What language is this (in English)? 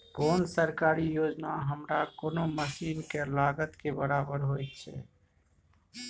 Maithili